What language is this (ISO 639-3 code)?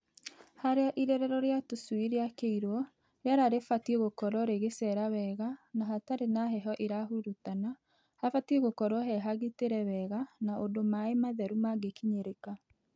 kik